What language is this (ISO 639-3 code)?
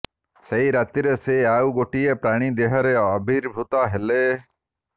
ori